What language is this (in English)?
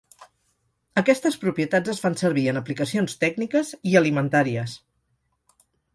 Catalan